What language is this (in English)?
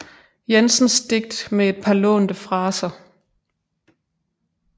Danish